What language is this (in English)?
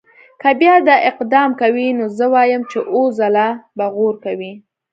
Pashto